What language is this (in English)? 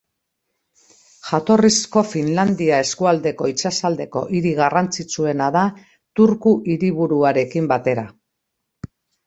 Basque